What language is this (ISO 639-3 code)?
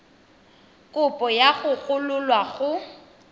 tsn